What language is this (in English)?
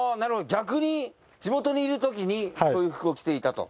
Japanese